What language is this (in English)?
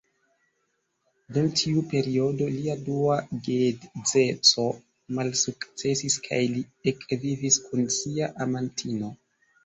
Esperanto